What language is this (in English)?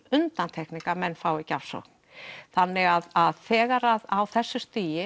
Icelandic